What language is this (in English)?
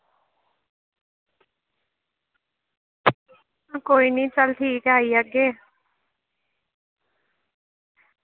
Dogri